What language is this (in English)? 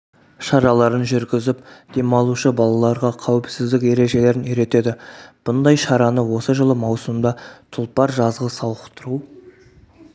Kazakh